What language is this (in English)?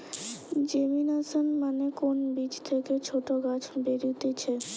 Bangla